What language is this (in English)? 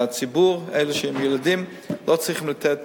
Hebrew